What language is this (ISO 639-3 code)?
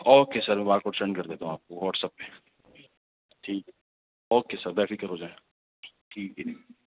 urd